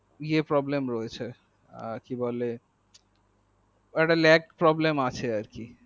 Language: Bangla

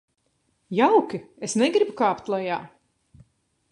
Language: Latvian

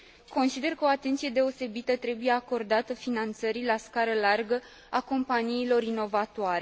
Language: Romanian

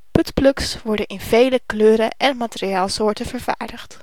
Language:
Dutch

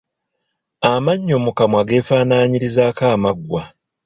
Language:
Ganda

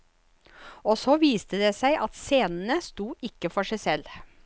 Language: Norwegian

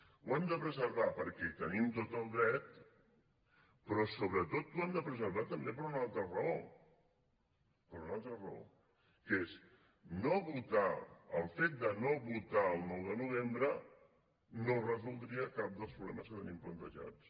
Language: Catalan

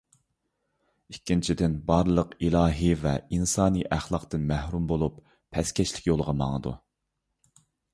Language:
Uyghur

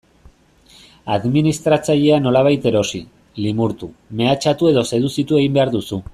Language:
Basque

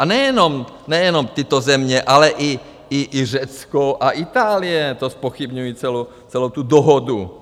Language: Czech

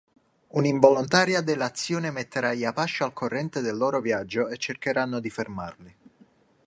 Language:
Italian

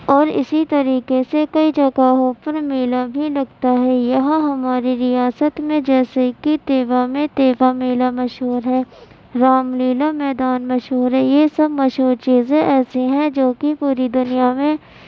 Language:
Urdu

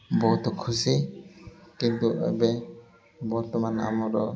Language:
Odia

